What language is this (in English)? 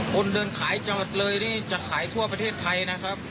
Thai